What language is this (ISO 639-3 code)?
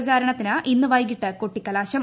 mal